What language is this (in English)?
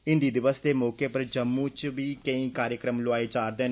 Dogri